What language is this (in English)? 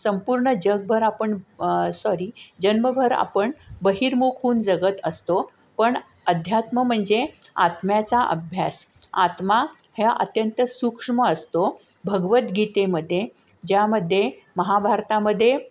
Marathi